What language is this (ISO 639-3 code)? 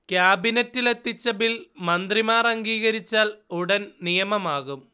mal